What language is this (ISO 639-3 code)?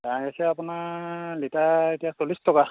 asm